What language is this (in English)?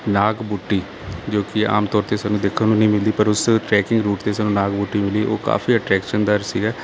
Punjabi